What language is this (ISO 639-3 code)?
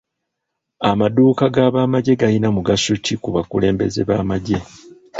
lug